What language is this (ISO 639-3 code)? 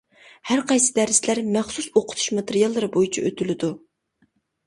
uig